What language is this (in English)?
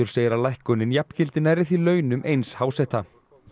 Icelandic